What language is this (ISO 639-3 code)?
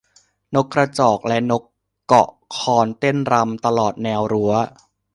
tha